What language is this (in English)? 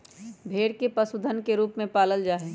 Magahi